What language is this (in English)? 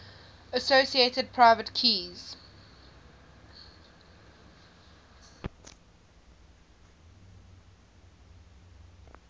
English